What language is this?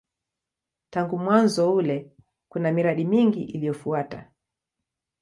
Swahili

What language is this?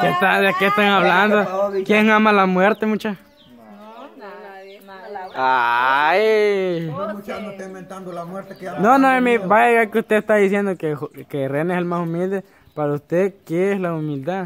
Spanish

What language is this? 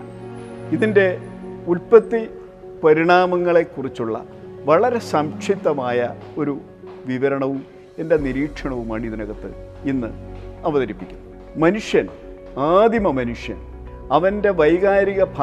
Malayalam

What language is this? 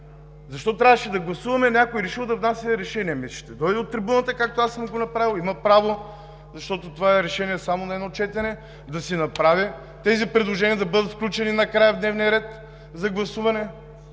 Bulgarian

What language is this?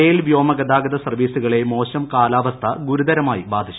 Malayalam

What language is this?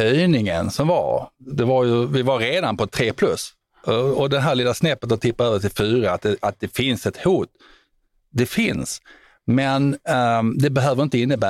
Swedish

